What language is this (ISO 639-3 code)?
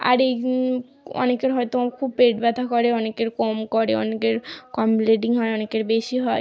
ben